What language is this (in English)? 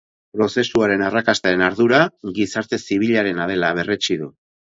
Basque